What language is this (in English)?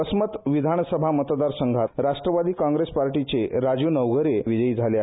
Marathi